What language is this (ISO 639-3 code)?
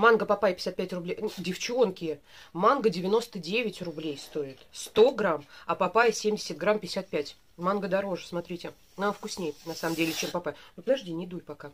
rus